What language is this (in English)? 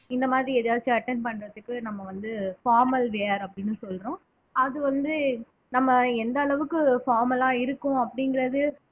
Tamil